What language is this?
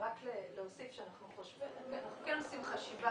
Hebrew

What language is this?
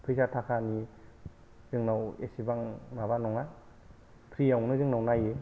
Bodo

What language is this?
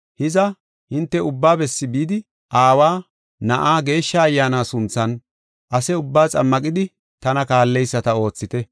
Gofa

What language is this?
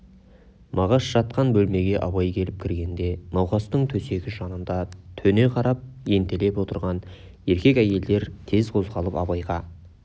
Kazakh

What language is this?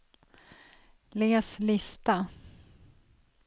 Swedish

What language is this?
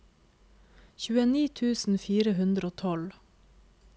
Norwegian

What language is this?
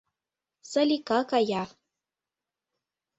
Mari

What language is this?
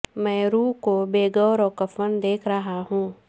Urdu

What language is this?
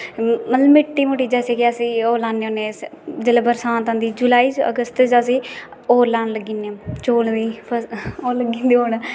Dogri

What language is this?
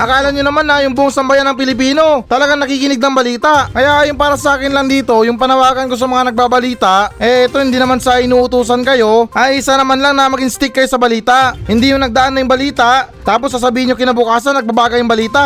Filipino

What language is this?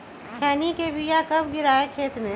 Magahi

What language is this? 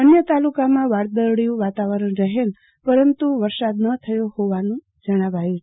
Gujarati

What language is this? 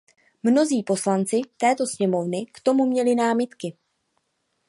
Czech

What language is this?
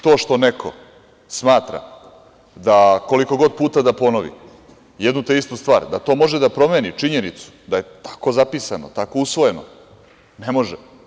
Serbian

